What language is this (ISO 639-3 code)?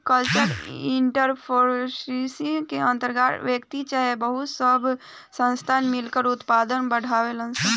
bho